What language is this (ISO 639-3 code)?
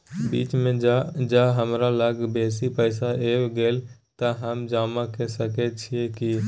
mai